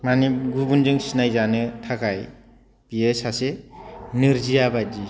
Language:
Bodo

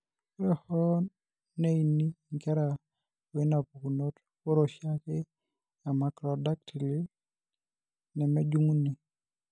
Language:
Masai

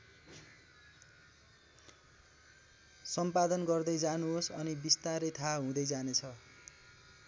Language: Nepali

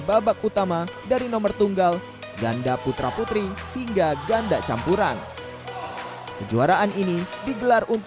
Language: Indonesian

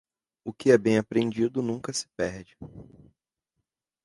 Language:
Portuguese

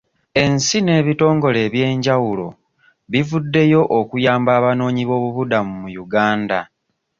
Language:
Ganda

